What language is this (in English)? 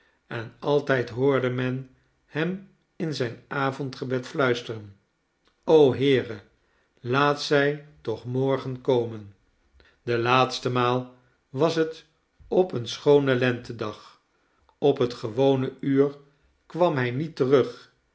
Dutch